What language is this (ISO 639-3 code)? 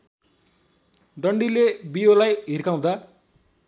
nep